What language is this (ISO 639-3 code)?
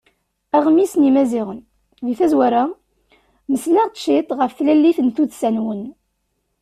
kab